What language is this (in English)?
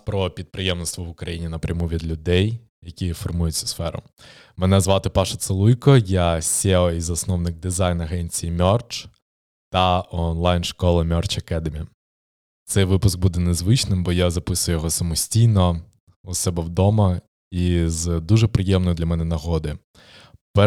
Ukrainian